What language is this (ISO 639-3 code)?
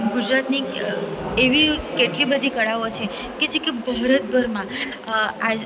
guj